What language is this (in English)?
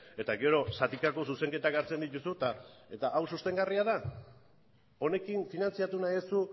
Basque